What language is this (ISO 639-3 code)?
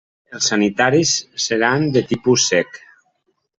cat